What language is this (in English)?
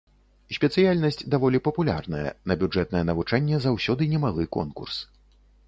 Belarusian